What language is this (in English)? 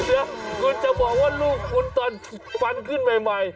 Thai